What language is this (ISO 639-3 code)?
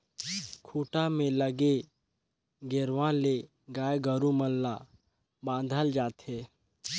hne